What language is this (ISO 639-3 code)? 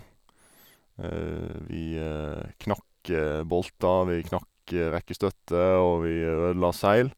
nor